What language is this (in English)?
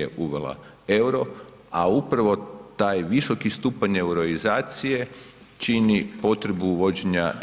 Croatian